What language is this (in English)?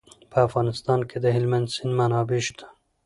Pashto